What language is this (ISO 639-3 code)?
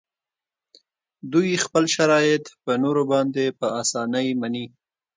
pus